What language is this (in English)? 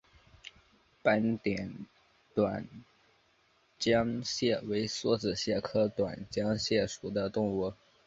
Chinese